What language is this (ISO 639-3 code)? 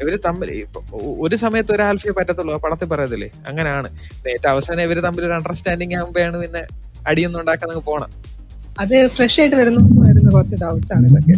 mal